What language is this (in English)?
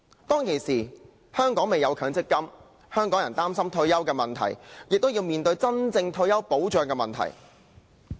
Cantonese